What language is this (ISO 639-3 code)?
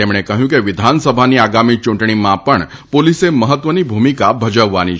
guj